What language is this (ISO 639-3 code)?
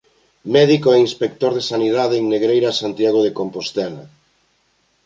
glg